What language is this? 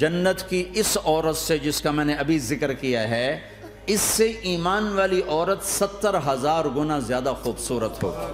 Urdu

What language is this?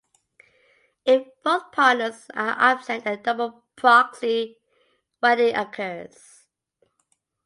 English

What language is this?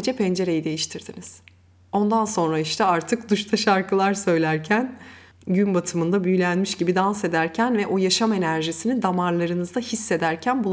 Turkish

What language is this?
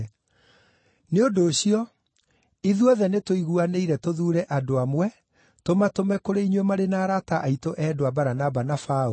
Kikuyu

